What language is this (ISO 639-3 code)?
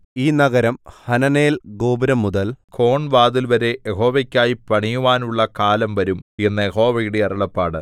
mal